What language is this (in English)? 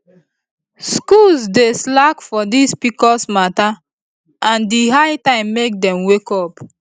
Nigerian Pidgin